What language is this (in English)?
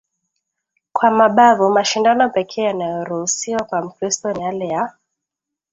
Swahili